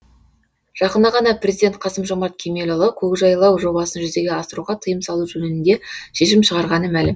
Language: Kazakh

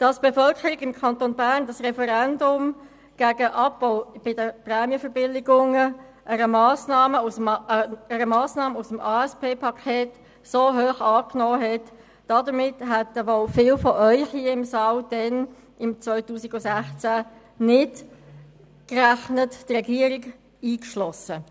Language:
Swiss German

